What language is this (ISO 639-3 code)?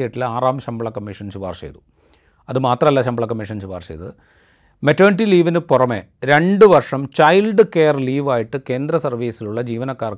mal